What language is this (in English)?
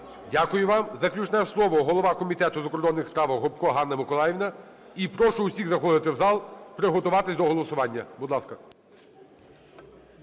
Ukrainian